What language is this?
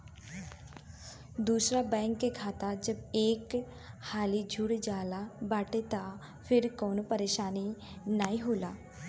Bhojpuri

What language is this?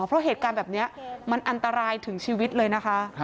Thai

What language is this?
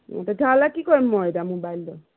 Assamese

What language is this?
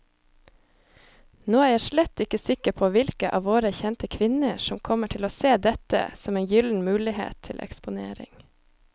Norwegian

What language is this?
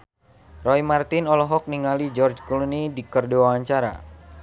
Sundanese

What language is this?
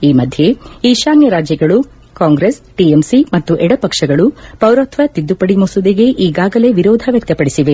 Kannada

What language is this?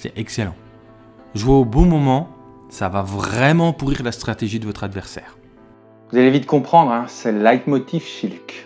French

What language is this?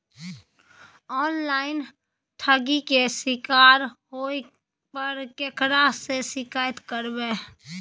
Maithili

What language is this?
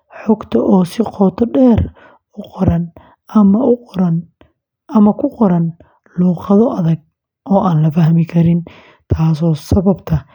Somali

